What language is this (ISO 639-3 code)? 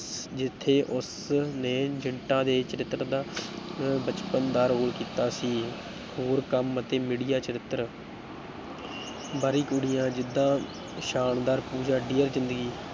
pan